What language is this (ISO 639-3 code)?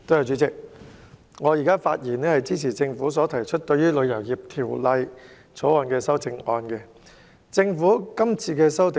yue